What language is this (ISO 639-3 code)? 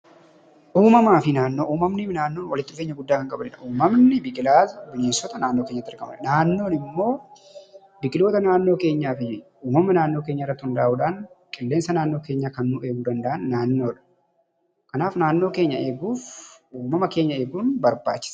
orm